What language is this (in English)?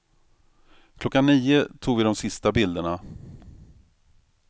Swedish